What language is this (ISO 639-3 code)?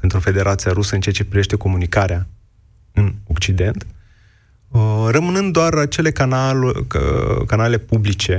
ron